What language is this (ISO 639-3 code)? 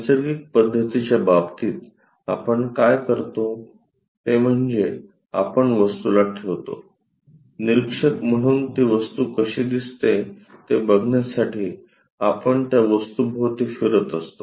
mar